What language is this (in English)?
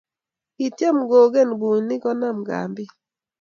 Kalenjin